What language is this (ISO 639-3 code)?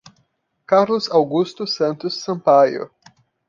por